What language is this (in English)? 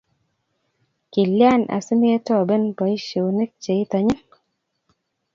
Kalenjin